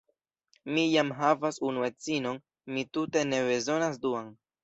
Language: Esperanto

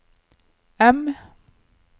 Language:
Norwegian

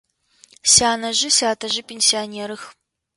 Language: Adyghe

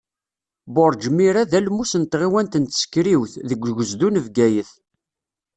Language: Kabyle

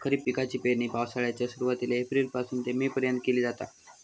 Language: Marathi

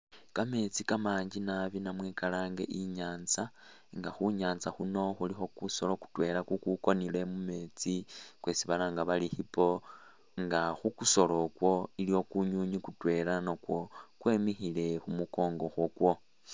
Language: Masaaba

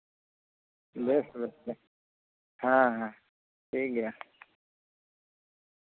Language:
Santali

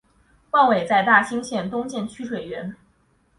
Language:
Chinese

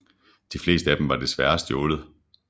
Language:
Danish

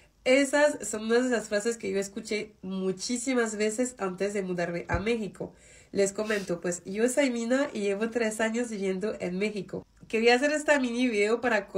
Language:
Spanish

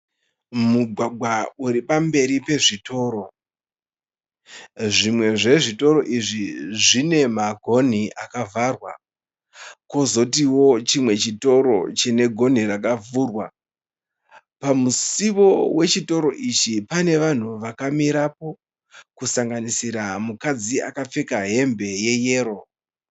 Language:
Shona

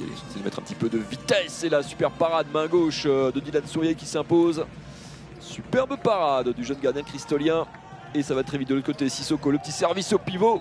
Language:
French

